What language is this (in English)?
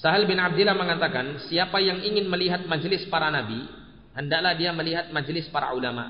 Indonesian